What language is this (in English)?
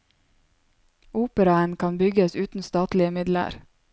Norwegian